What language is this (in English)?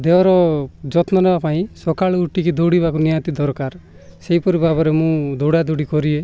Odia